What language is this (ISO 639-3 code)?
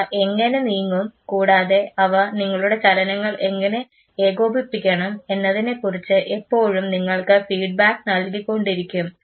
mal